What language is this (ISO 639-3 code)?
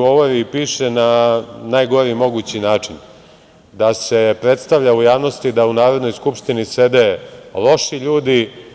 srp